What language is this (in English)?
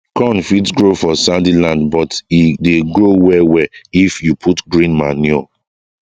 Nigerian Pidgin